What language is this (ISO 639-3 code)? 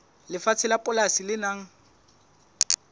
sot